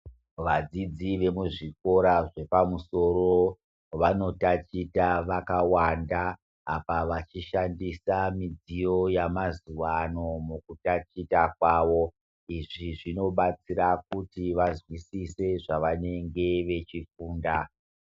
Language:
Ndau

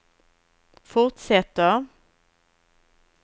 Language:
Swedish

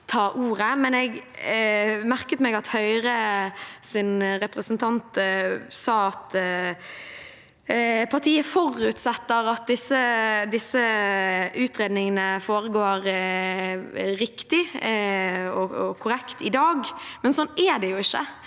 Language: Norwegian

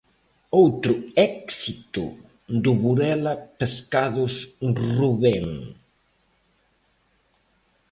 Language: Galician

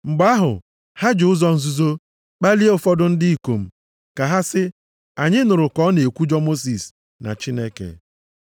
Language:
Igbo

